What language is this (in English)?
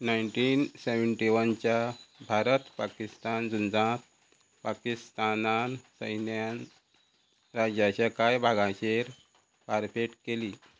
Konkani